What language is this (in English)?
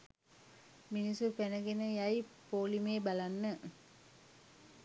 Sinhala